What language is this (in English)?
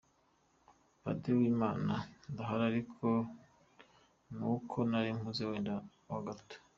Kinyarwanda